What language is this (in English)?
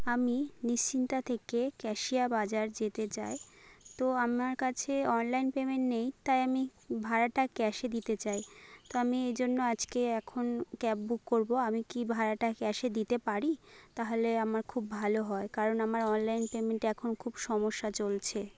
Bangla